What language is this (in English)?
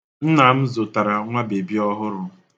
Igbo